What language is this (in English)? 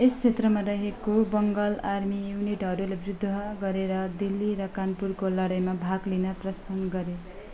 Nepali